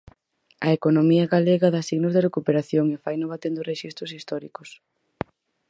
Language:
Galician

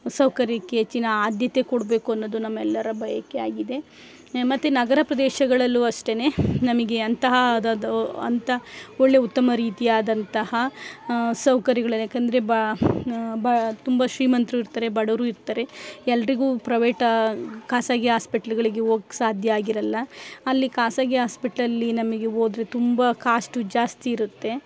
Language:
Kannada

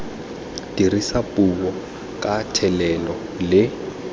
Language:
Tswana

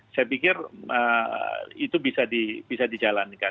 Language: Indonesian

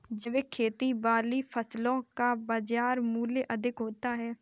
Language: Hindi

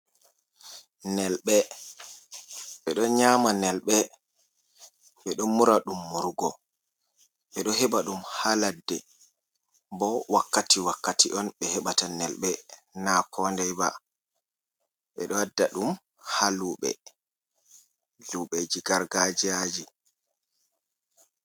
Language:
Fula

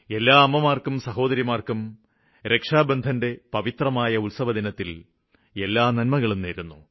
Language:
Malayalam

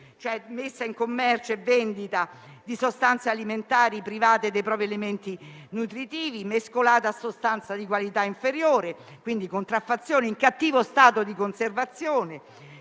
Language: Italian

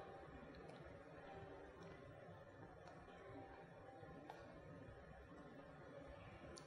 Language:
Urdu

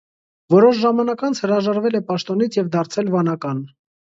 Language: Armenian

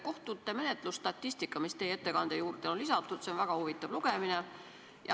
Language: Estonian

